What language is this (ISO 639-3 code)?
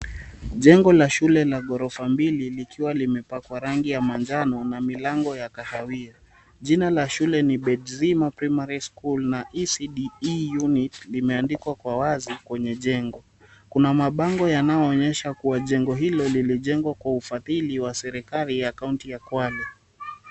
swa